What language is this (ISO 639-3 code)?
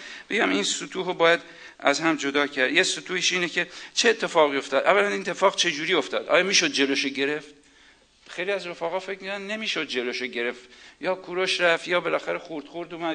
fas